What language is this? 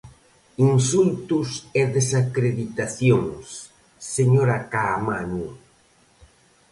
Galician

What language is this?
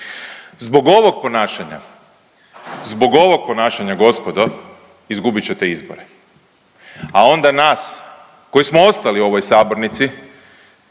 Croatian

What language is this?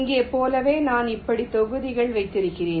Tamil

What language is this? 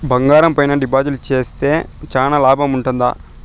Telugu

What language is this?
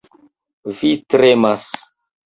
Esperanto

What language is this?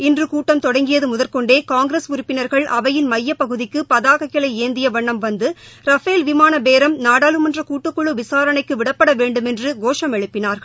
Tamil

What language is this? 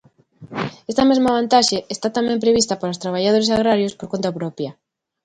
Galician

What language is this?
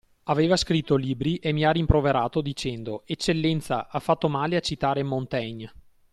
Italian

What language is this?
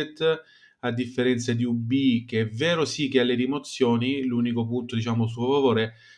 Italian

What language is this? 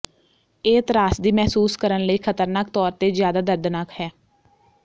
Punjabi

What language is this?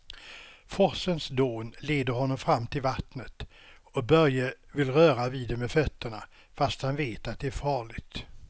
Swedish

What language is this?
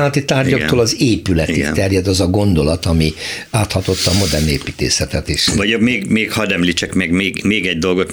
Hungarian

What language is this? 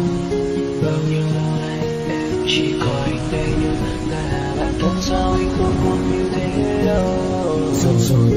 Vietnamese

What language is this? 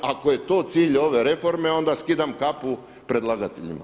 Croatian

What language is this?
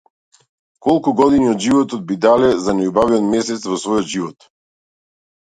Macedonian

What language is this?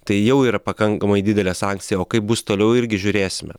Lithuanian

